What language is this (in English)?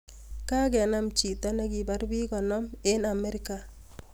Kalenjin